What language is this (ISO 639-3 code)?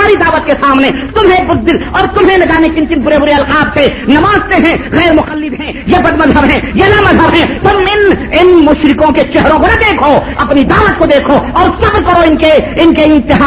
urd